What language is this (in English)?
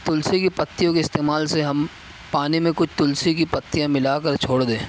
Urdu